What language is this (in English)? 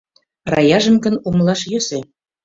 Mari